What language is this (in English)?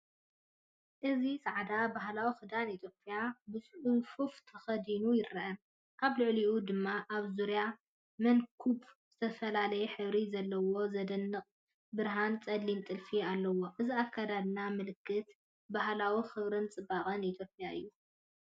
Tigrinya